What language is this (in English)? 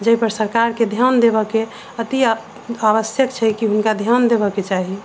Maithili